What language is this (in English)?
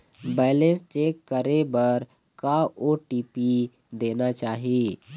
Chhattisgarhi